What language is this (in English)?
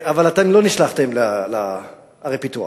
Hebrew